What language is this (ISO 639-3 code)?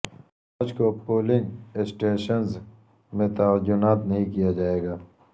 urd